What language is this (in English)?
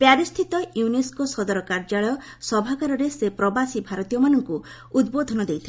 Odia